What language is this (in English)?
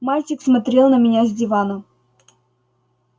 Russian